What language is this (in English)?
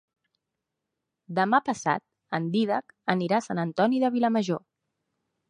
Catalan